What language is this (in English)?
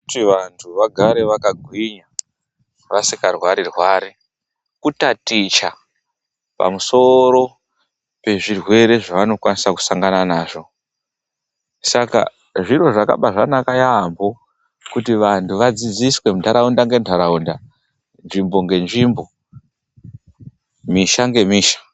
Ndau